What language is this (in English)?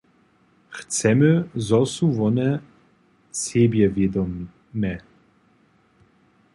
Upper Sorbian